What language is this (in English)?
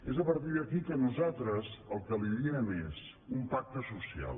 Catalan